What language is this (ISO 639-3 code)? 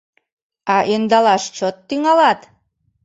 chm